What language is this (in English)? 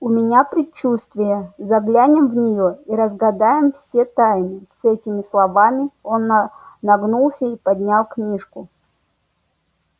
Russian